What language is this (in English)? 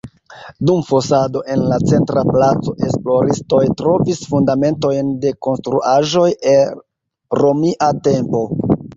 Esperanto